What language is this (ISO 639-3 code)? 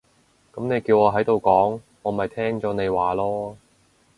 yue